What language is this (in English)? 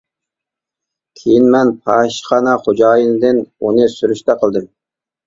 Uyghur